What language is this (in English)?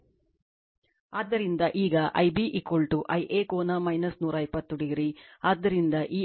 Kannada